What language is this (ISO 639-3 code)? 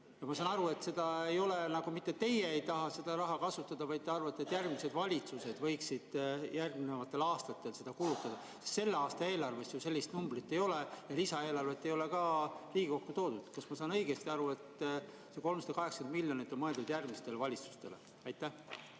est